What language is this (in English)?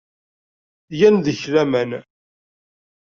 Kabyle